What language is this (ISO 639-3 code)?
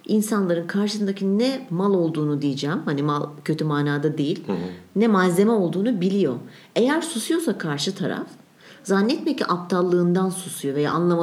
tur